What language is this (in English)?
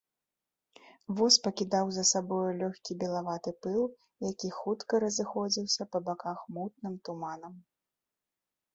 Belarusian